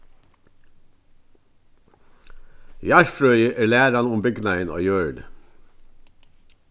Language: Faroese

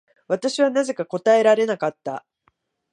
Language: Japanese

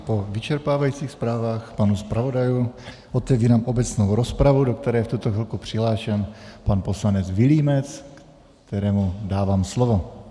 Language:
Czech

